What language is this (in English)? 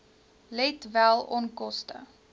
Afrikaans